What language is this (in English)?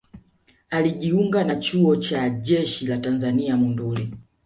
Swahili